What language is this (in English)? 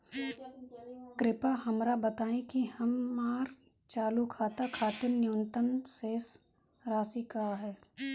Bhojpuri